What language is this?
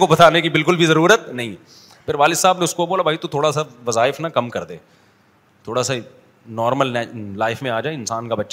Urdu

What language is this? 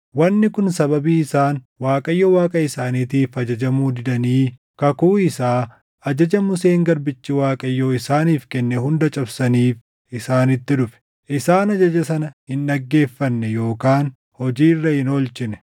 Oromo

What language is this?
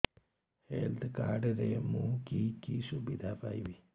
Odia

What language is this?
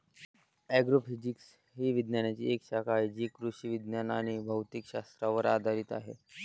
Marathi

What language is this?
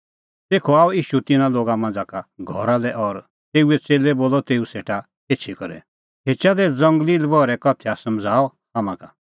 Kullu Pahari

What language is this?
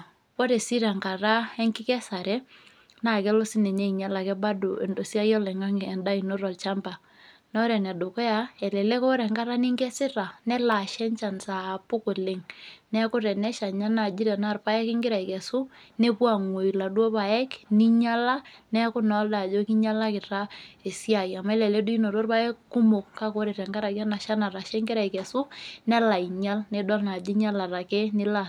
Masai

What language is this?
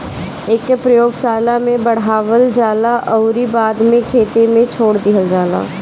Bhojpuri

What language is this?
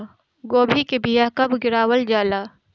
Bhojpuri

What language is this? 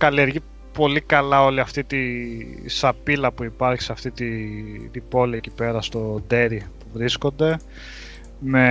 Greek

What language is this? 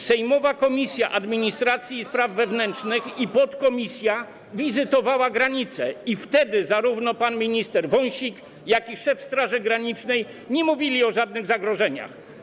Polish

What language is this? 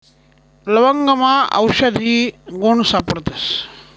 Marathi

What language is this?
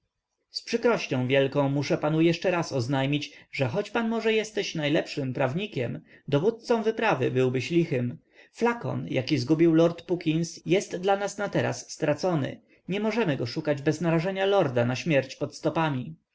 Polish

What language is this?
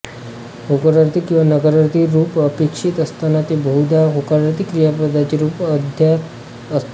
Marathi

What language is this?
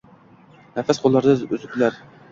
Uzbek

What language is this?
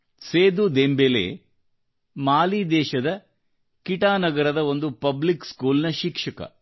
Kannada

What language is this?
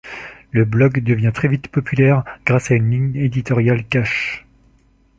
French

